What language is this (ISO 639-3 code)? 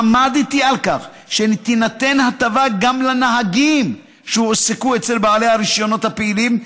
heb